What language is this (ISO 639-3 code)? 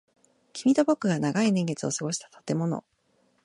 jpn